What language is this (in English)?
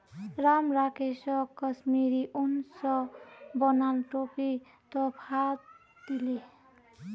Magahi